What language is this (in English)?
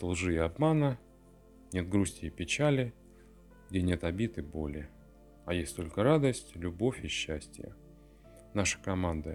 Russian